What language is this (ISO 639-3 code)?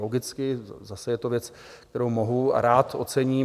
ces